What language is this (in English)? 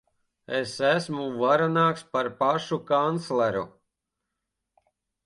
Latvian